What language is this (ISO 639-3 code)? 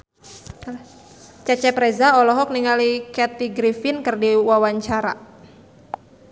sun